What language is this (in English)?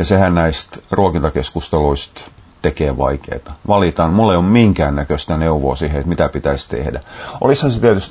Finnish